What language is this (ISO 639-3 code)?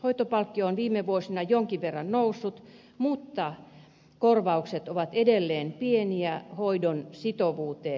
fin